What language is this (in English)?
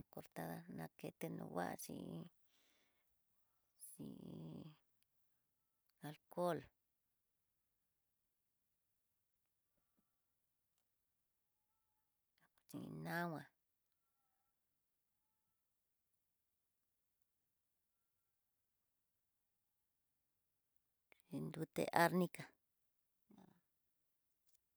Tidaá Mixtec